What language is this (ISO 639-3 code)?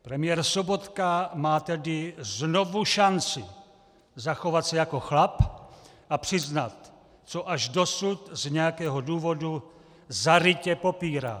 ces